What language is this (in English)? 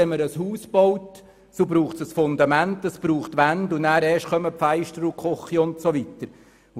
Swiss German